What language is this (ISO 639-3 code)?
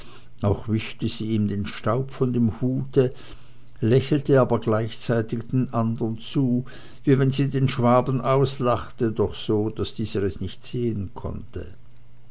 deu